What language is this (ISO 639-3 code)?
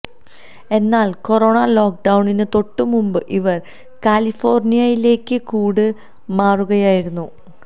mal